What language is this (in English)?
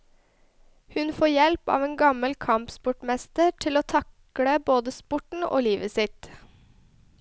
Norwegian